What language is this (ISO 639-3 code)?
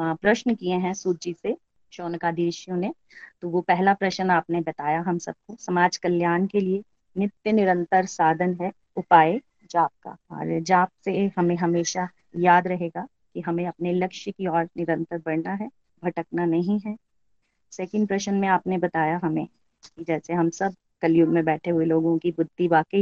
hin